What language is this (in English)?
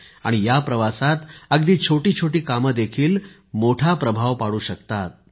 Marathi